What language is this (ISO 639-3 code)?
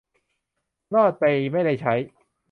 tha